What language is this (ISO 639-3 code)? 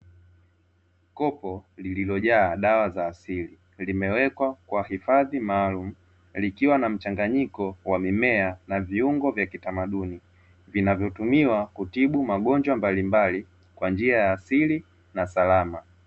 swa